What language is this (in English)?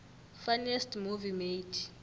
South Ndebele